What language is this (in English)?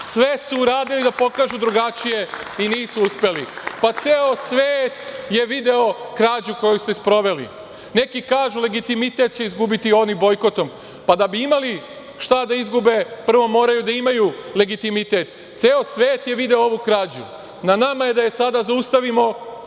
Serbian